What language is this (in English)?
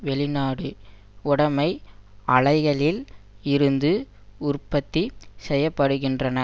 Tamil